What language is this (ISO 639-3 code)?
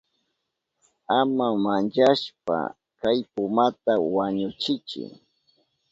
qup